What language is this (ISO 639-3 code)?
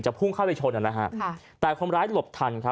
tha